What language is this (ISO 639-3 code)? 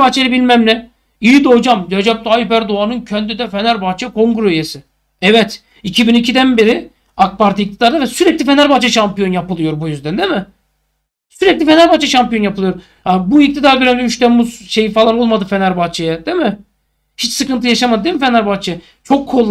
tur